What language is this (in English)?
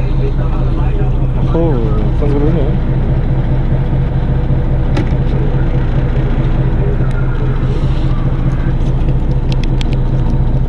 Korean